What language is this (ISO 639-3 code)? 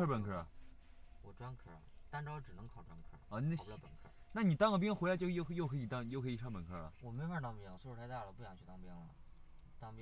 zho